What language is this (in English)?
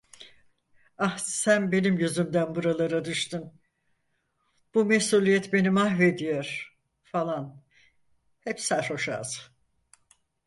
Turkish